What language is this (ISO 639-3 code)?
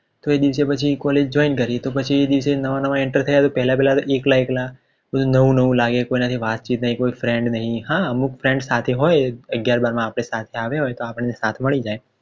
guj